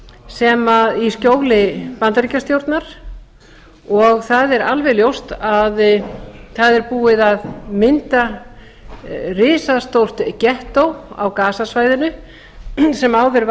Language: Icelandic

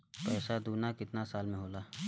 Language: Bhojpuri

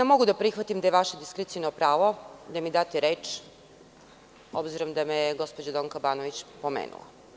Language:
Serbian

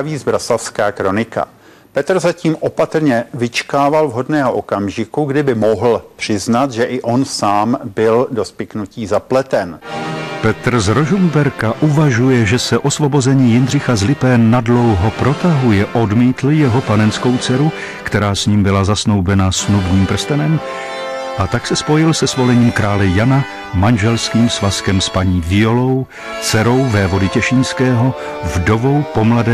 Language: Czech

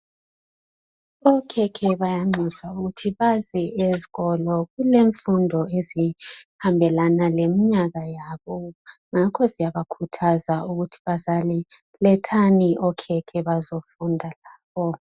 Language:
North Ndebele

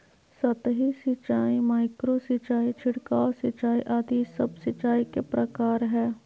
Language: Magahi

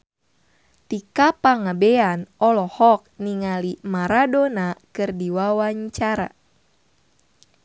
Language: Sundanese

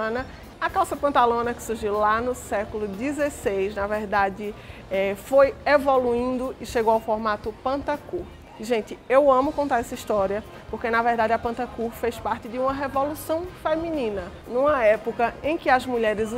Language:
Portuguese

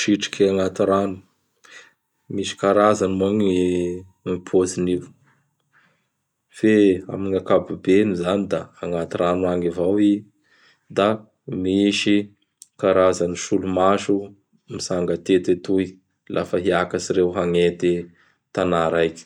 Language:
Bara Malagasy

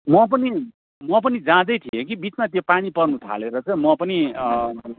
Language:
Nepali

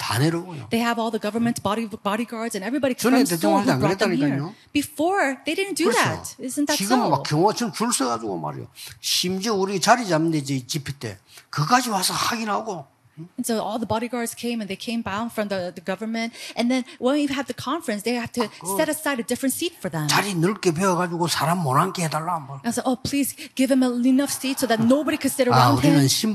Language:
Korean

